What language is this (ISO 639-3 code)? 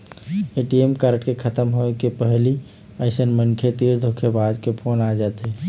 hne